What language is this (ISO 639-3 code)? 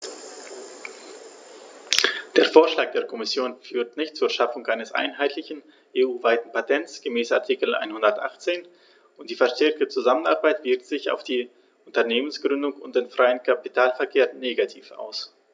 deu